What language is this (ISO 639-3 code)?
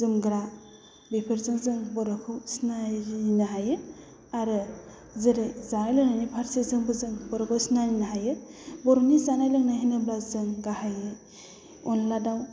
brx